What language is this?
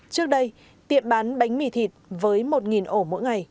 Vietnamese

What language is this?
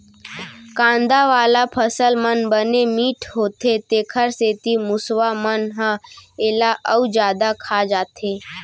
Chhattisgarhi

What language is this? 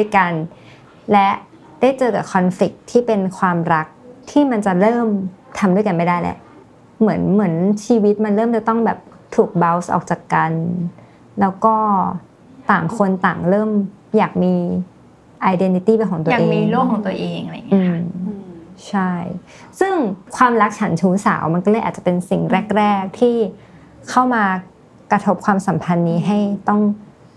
Thai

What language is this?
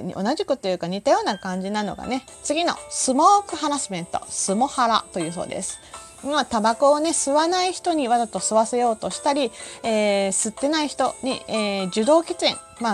Japanese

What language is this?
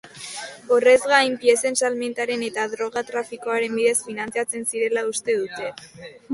Basque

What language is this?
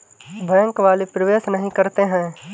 Hindi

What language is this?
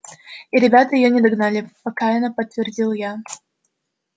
Russian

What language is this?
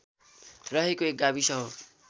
Nepali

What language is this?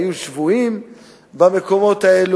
Hebrew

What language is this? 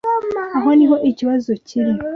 Kinyarwanda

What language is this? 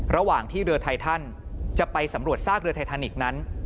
Thai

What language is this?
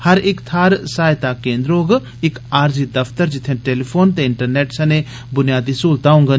Dogri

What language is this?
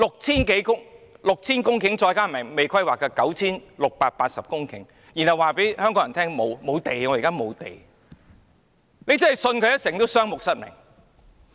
Cantonese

